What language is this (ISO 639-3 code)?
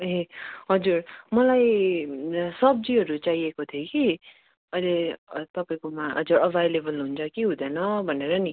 nep